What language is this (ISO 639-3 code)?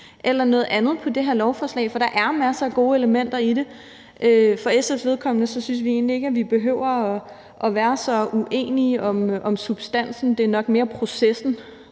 dan